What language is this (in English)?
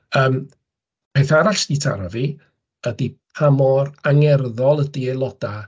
Welsh